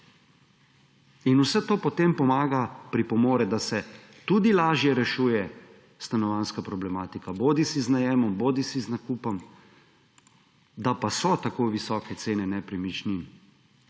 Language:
Slovenian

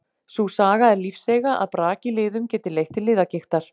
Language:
Icelandic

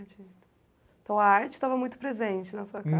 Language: Portuguese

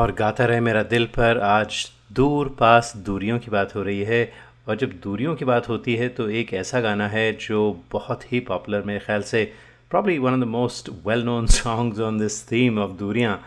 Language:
Hindi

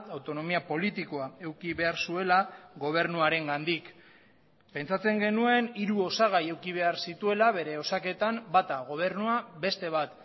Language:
Basque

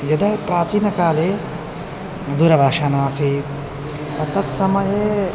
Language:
Sanskrit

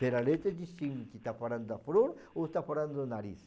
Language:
Portuguese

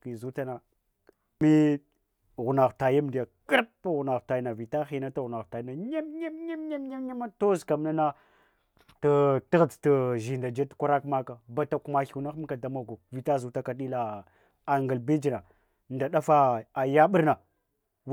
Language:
Hwana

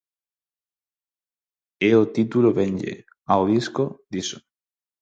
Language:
Galician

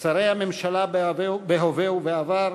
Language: Hebrew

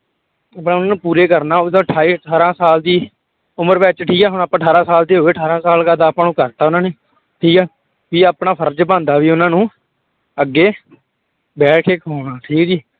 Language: Punjabi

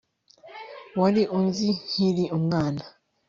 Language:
Kinyarwanda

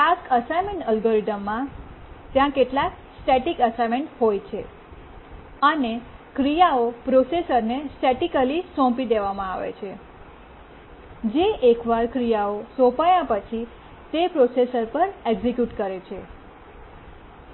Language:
Gujarati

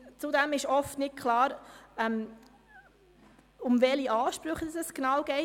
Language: Swiss German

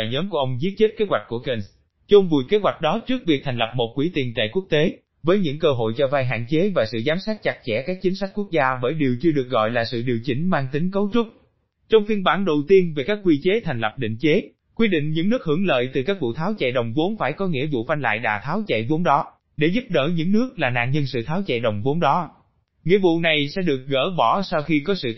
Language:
Vietnamese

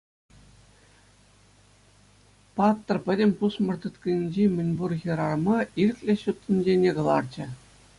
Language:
Chuvash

